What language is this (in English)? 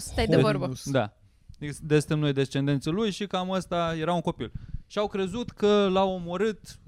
Romanian